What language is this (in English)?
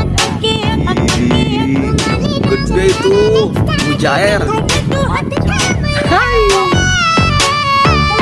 Indonesian